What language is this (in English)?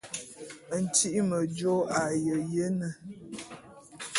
Bulu